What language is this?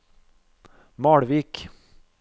Norwegian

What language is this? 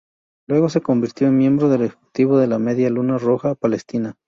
Spanish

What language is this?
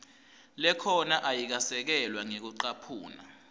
Swati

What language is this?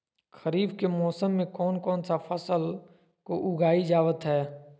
Magahi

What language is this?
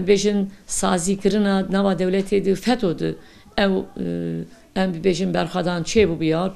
Turkish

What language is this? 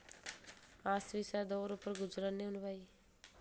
Dogri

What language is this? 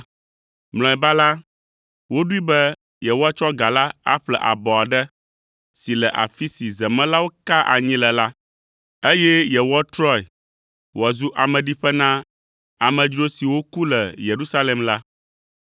Ewe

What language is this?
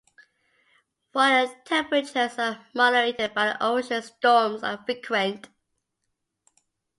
English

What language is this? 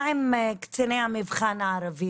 Hebrew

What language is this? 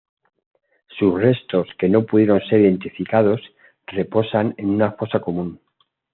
Spanish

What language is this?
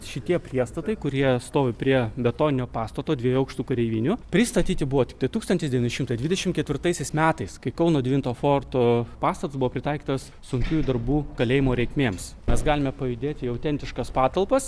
Lithuanian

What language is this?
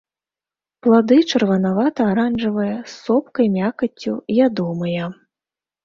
Belarusian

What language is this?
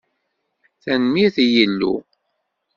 Kabyle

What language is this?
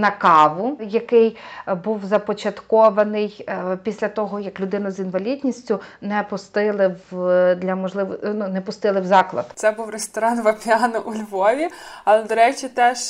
Ukrainian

